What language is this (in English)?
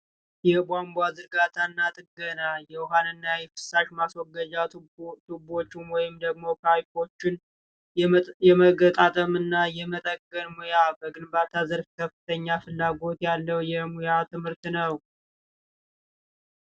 Amharic